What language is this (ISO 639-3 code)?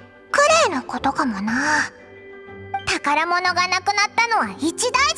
jpn